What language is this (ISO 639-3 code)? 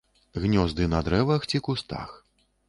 bel